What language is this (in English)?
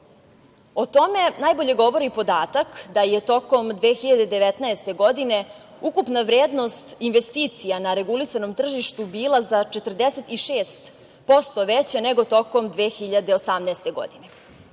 Serbian